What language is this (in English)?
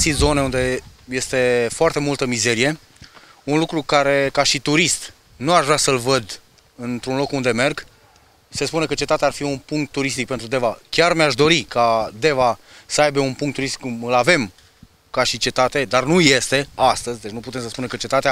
Romanian